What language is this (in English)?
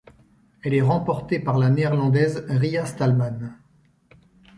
French